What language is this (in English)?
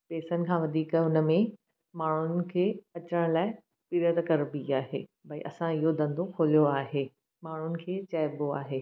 Sindhi